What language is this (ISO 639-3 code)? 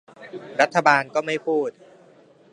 tha